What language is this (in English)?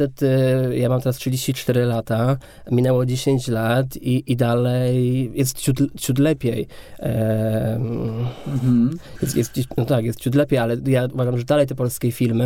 Polish